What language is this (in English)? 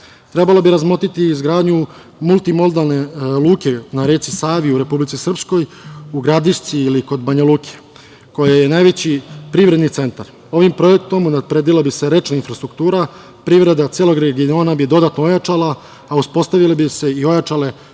Serbian